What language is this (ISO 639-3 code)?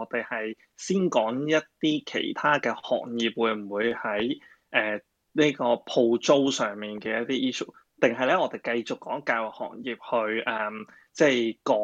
zho